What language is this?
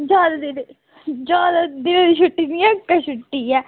Dogri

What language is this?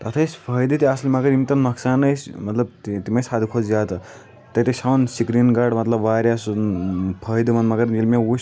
Kashmiri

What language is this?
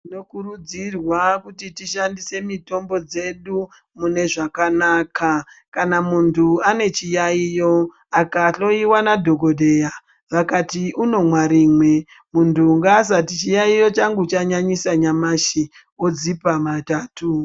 Ndau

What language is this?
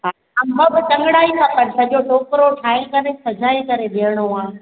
Sindhi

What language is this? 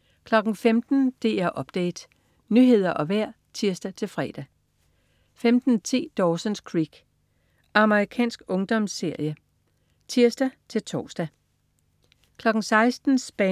Danish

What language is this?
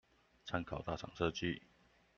Chinese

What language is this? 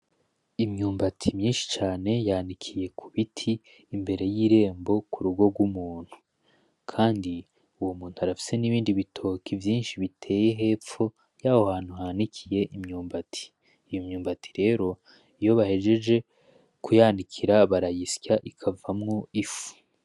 Rundi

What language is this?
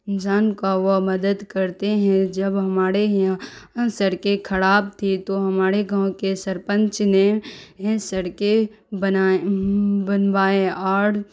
Urdu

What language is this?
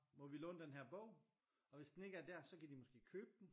Danish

